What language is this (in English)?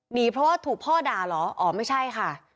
Thai